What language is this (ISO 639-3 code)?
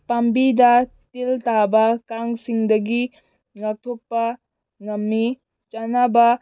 mni